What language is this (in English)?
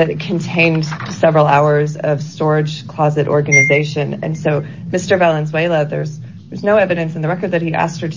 English